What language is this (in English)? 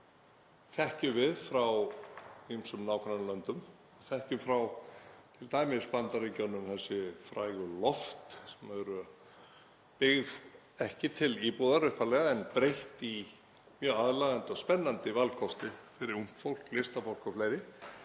Icelandic